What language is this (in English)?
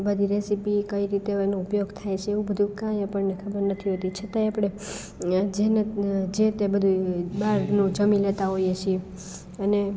Gujarati